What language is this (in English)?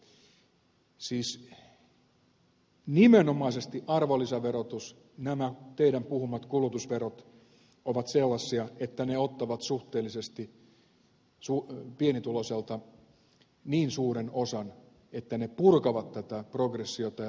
Finnish